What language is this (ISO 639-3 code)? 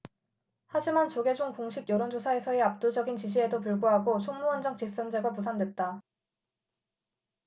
kor